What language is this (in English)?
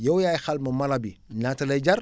Wolof